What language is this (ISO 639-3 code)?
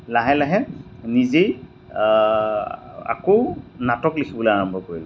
asm